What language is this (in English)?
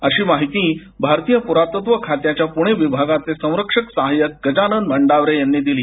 Marathi